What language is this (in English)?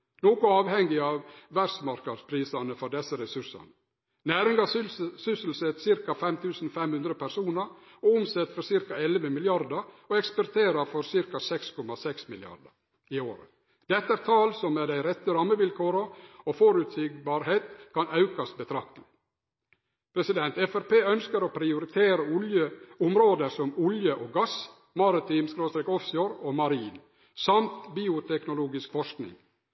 Norwegian Nynorsk